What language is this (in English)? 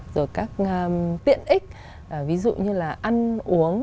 Vietnamese